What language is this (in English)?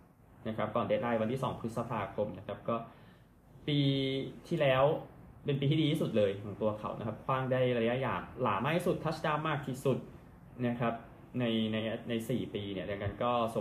Thai